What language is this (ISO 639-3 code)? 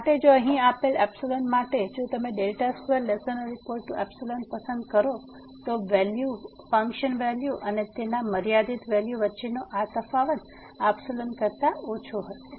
guj